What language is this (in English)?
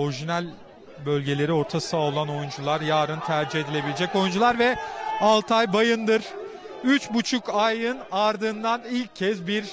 Turkish